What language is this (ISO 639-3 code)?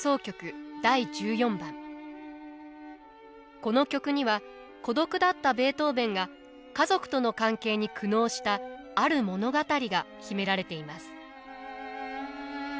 jpn